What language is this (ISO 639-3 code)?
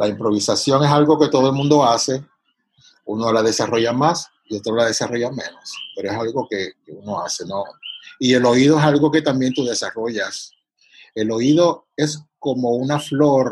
spa